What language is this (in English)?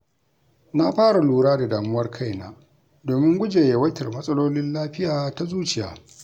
Hausa